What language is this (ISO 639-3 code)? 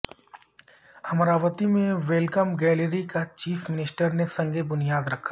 urd